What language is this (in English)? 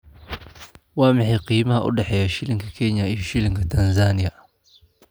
Somali